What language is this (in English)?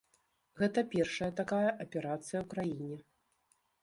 Belarusian